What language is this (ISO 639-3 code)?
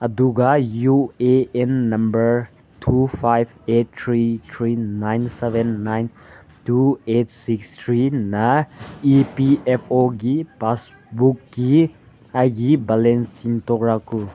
mni